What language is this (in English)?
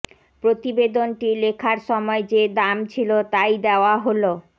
Bangla